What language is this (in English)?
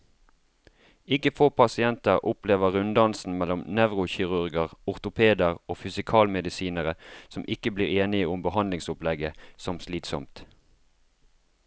Norwegian